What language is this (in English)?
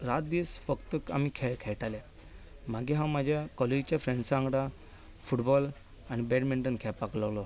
Konkani